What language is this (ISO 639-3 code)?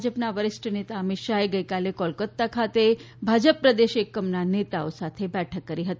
guj